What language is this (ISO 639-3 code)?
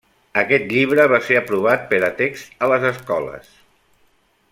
cat